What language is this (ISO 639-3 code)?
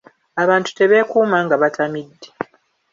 lug